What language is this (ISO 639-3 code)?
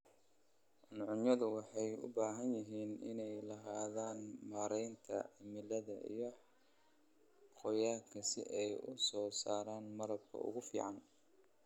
som